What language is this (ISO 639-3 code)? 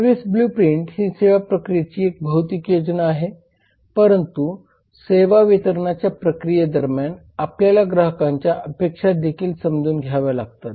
mar